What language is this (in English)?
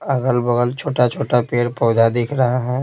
Hindi